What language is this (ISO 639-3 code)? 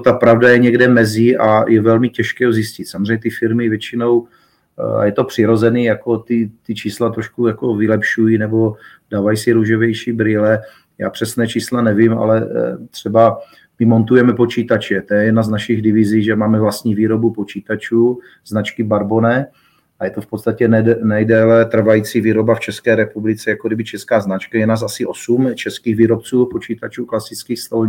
ces